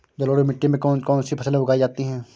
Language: Hindi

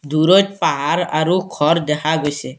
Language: Assamese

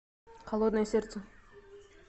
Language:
Russian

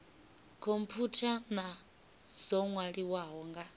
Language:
Venda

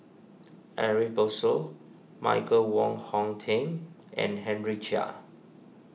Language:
English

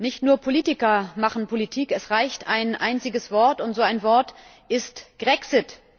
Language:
German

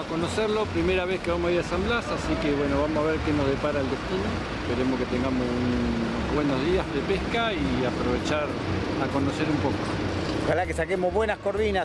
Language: Spanish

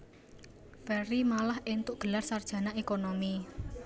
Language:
Javanese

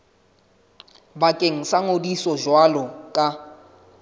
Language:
Southern Sotho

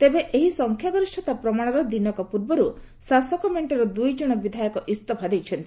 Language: Odia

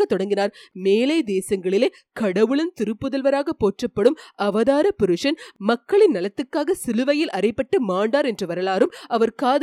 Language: Tamil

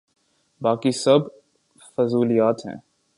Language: Urdu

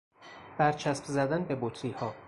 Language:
Persian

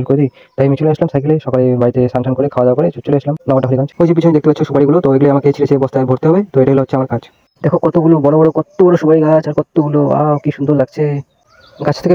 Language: Bangla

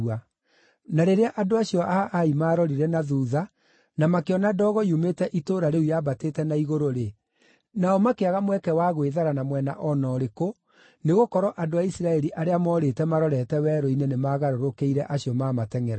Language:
Kikuyu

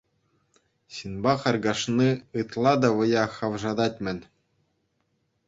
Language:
Chuvash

